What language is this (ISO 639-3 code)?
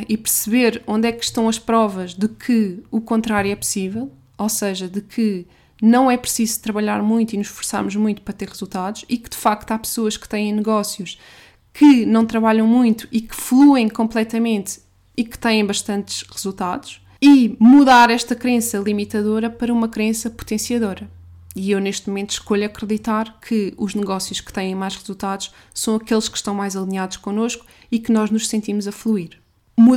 por